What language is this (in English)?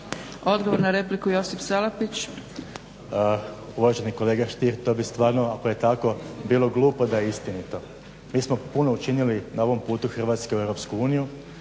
Croatian